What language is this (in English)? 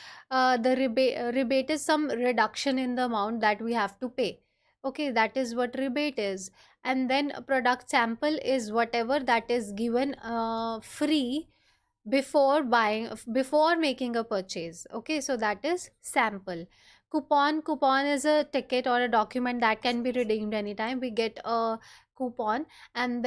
English